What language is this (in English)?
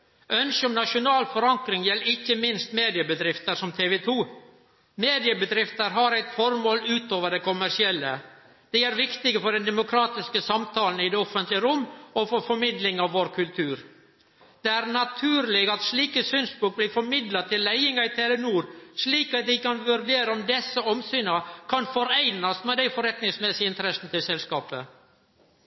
Norwegian Nynorsk